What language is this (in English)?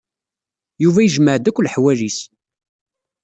Kabyle